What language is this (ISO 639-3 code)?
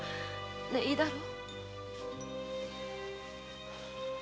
jpn